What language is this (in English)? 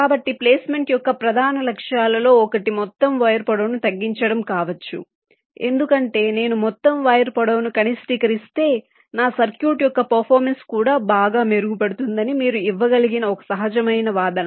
Telugu